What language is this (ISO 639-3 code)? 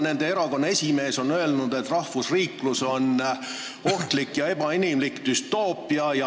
est